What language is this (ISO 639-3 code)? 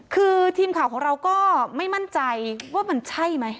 tha